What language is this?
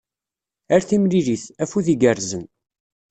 Kabyle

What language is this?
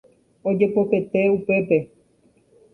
Guarani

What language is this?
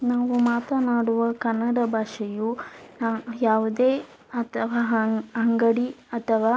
Kannada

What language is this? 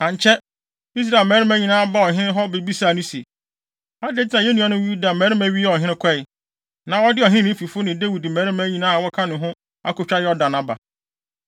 Akan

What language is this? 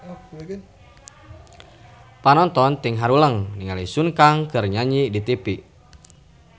Sundanese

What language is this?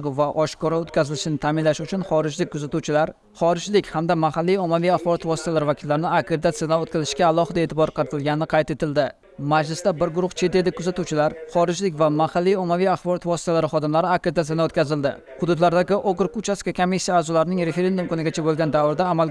Turkish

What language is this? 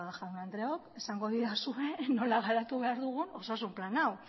Basque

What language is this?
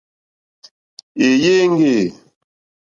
Mokpwe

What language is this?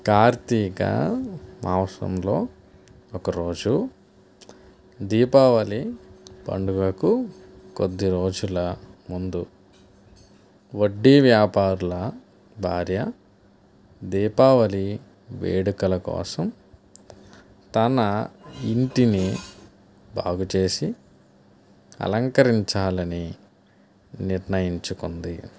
Telugu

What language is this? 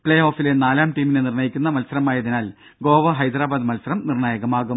Malayalam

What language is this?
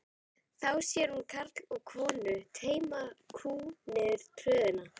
Icelandic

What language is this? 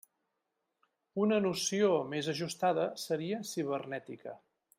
Catalan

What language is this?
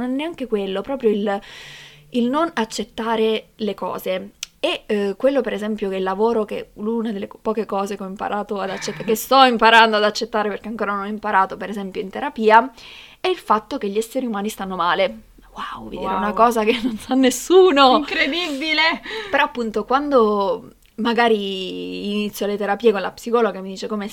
Italian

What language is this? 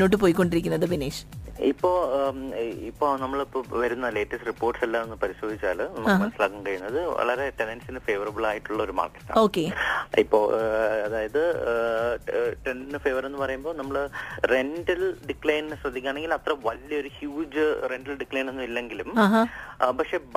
Malayalam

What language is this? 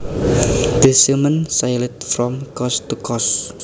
Javanese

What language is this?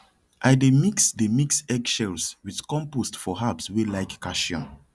Nigerian Pidgin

